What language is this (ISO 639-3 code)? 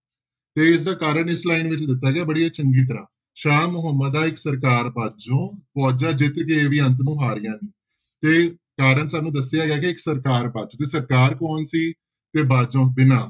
pan